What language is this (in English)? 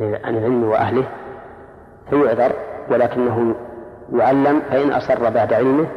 Arabic